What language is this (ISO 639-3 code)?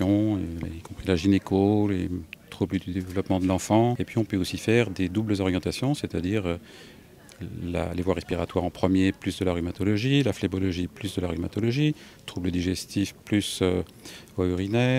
fra